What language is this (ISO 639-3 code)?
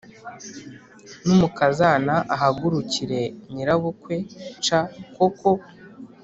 kin